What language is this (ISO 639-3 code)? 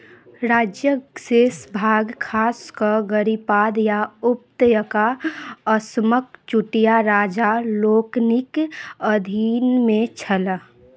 mai